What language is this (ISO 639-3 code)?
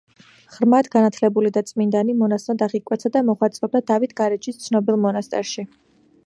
kat